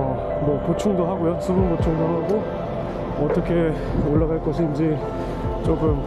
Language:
Korean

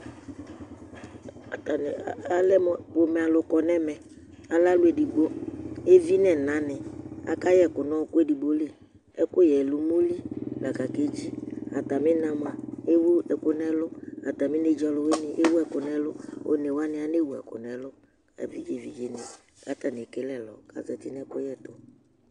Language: Ikposo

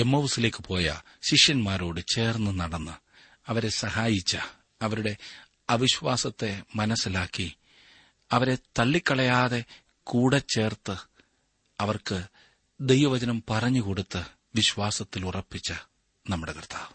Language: Malayalam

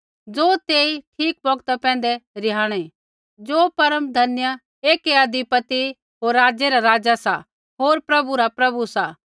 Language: Kullu Pahari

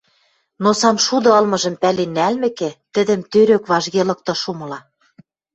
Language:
Western Mari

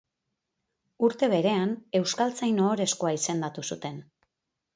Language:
Basque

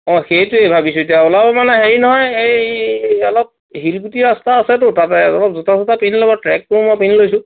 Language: Assamese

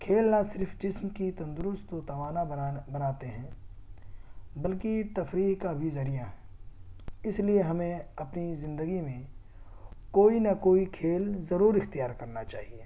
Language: Urdu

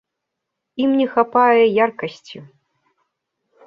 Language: Belarusian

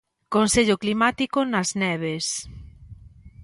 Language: Galician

